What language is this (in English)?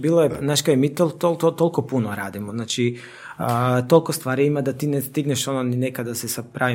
Croatian